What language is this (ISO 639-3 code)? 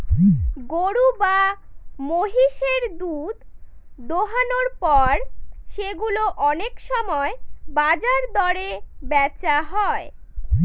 ben